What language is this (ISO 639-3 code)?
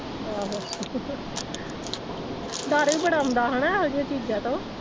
pan